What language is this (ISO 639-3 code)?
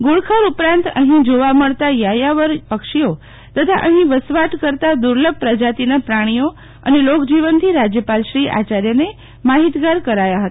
guj